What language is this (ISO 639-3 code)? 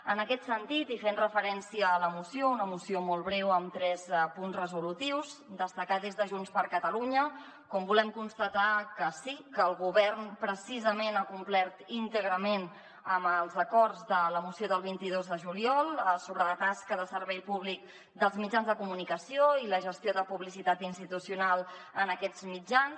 cat